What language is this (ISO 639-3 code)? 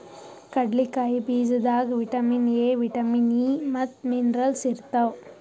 kan